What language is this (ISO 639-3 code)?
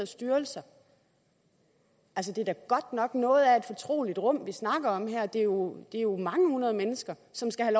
dan